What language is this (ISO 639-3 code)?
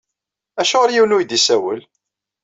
kab